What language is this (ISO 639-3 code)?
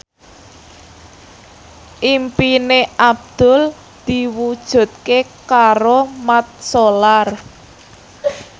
jav